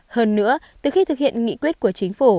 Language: Vietnamese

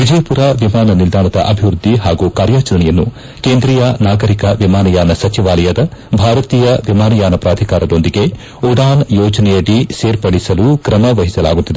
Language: Kannada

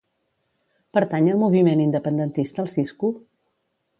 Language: Catalan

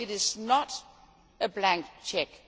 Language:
English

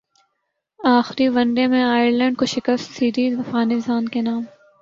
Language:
Urdu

